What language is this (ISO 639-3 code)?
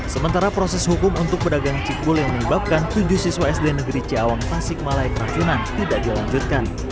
ind